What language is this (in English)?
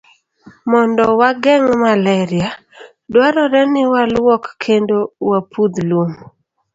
Luo (Kenya and Tanzania)